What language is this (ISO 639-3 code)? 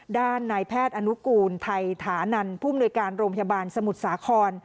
tha